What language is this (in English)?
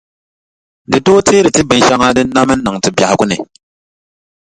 Dagbani